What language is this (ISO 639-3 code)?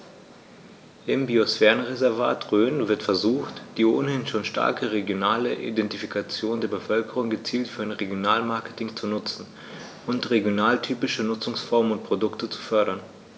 deu